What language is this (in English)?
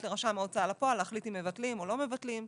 Hebrew